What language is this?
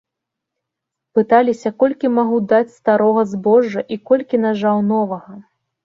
Belarusian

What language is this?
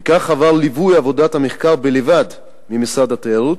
Hebrew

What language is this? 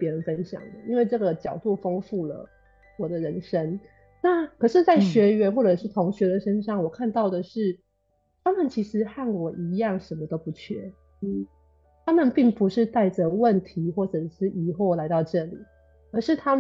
Chinese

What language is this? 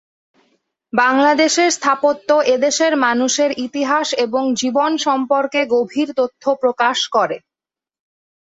Bangla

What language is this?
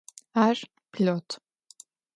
Adyghe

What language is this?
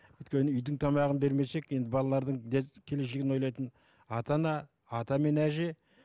Kazakh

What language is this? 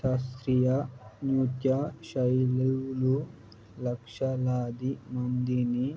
Telugu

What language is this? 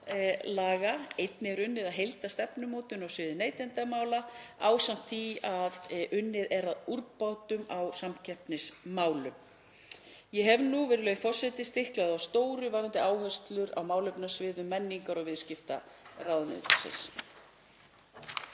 Icelandic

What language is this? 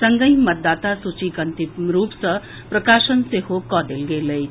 Maithili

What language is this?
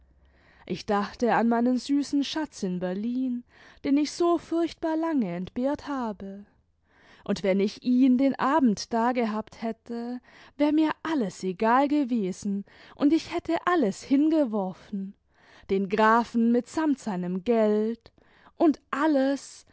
German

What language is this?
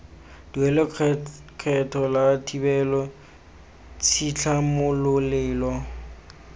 Tswana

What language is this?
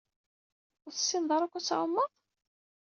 Kabyle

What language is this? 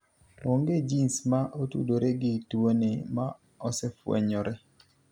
Luo (Kenya and Tanzania)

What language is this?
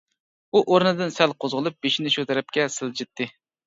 Uyghur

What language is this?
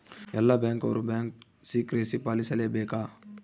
Kannada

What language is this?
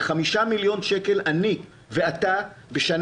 Hebrew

